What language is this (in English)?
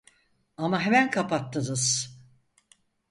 Turkish